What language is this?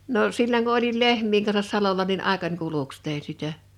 Finnish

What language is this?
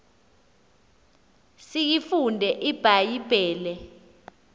Xhosa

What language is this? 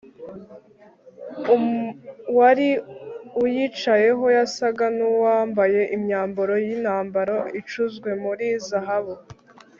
Kinyarwanda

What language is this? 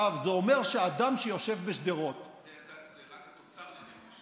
Hebrew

